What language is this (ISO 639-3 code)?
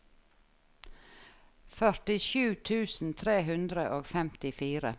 nor